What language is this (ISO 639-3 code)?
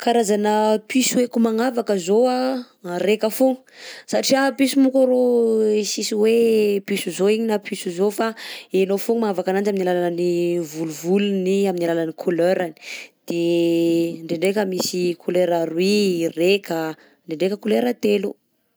bzc